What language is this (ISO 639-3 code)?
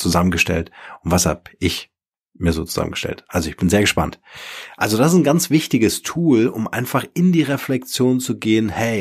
deu